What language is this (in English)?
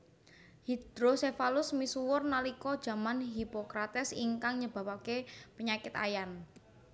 Javanese